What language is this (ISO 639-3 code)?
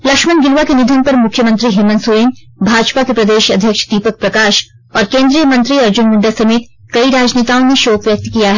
hin